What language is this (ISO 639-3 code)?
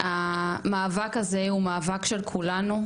heb